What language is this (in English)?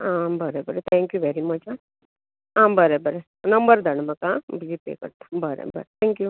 Konkani